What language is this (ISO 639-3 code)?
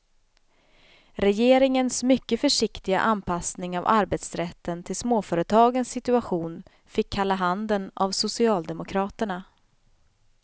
swe